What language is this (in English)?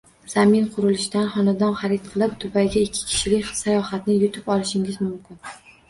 Uzbek